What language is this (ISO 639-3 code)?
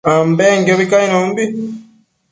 mcf